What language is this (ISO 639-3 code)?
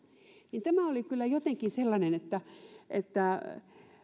fin